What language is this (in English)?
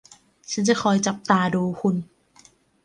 Thai